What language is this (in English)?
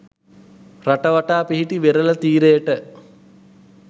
Sinhala